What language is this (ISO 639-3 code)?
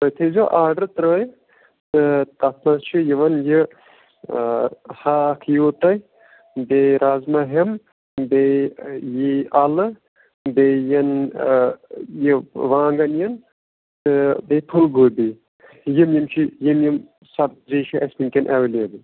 kas